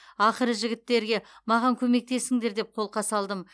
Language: Kazakh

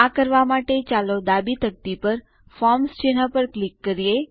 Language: Gujarati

